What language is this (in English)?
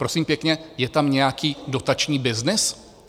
Czech